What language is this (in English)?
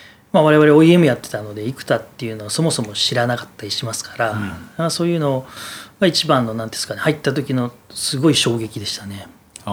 Japanese